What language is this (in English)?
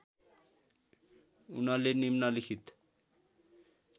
Nepali